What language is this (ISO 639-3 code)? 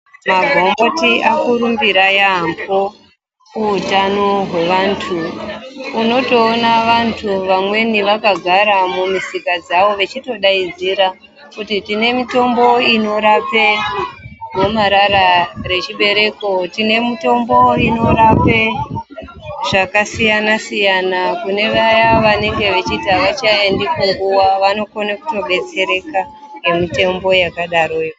ndc